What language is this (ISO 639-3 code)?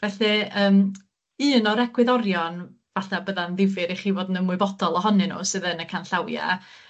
cym